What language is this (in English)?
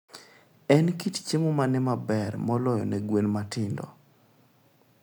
Luo (Kenya and Tanzania)